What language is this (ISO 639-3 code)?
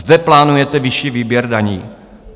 ces